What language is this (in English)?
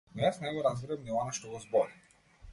Macedonian